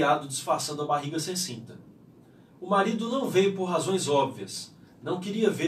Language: Portuguese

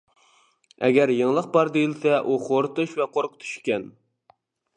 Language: Uyghur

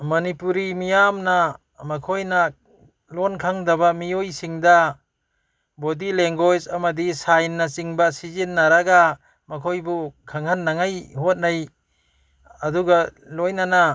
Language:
Manipuri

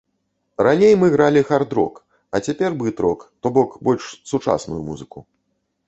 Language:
Belarusian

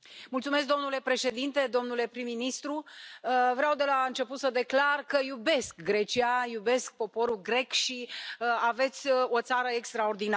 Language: Romanian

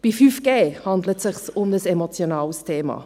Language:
Swiss German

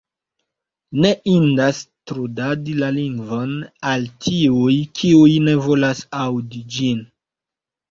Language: Esperanto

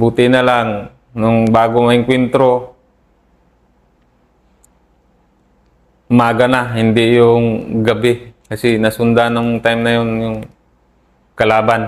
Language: Filipino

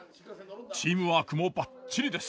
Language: Japanese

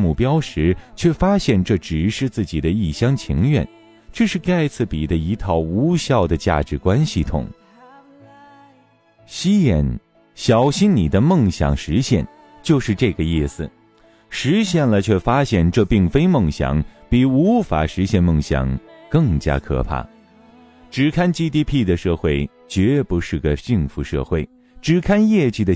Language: Chinese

